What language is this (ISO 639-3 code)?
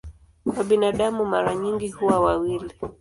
swa